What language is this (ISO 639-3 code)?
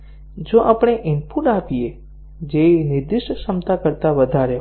guj